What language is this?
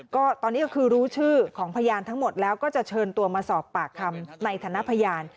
Thai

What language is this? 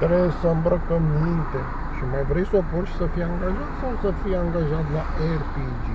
Romanian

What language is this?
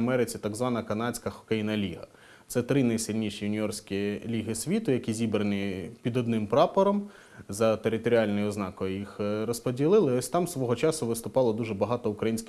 Ukrainian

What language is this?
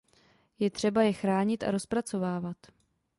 Czech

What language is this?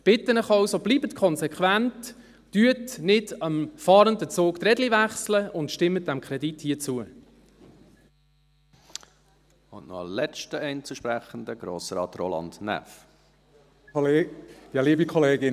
Swiss German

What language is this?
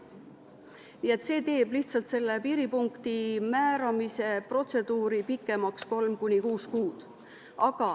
Estonian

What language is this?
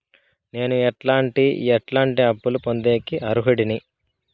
Telugu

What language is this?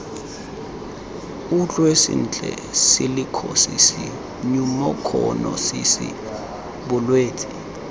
Tswana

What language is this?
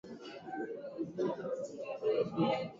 Swahili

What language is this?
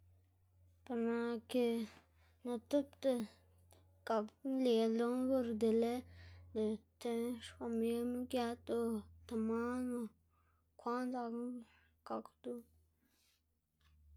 Xanaguía Zapotec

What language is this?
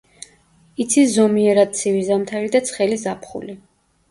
Georgian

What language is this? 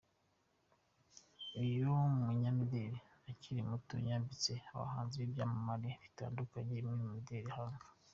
Kinyarwanda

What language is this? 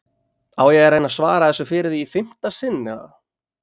Icelandic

